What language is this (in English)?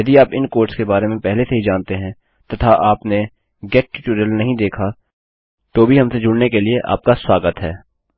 Hindi